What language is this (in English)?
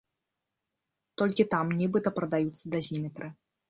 Belarusian